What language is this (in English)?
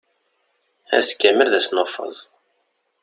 Kabyle